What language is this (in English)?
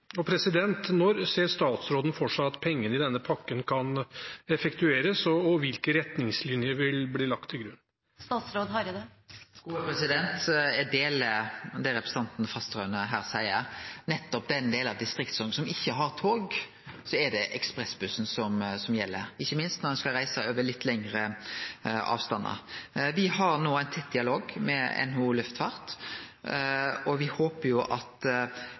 Norwegian